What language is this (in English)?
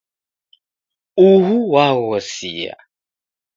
Taita